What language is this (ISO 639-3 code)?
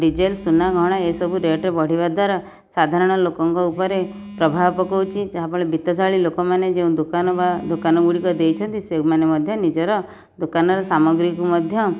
ori